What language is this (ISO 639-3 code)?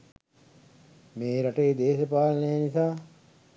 sin